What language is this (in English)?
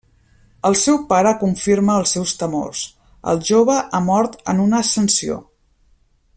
Catalan